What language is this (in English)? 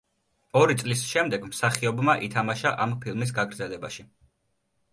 Georgian